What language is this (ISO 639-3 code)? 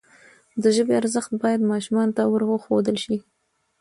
pus